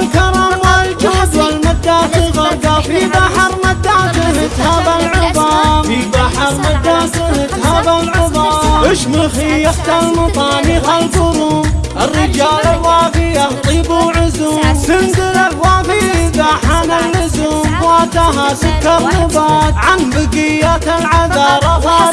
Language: Arabic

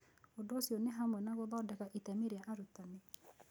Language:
Kikuyu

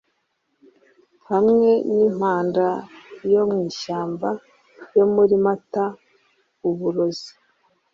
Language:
Kinyarwanda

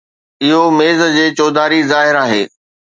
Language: Sindhi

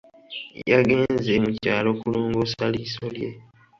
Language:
Ganda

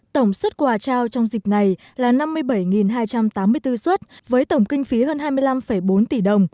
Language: Vietnamese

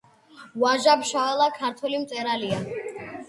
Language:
Georgian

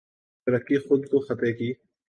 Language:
Urdu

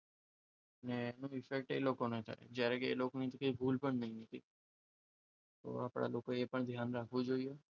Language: Gujarati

